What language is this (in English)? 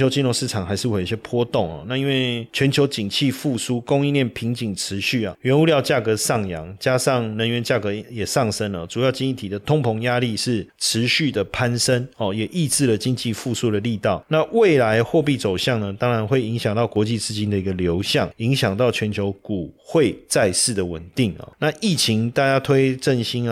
Chinese